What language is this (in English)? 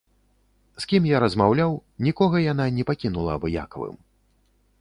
Belarusian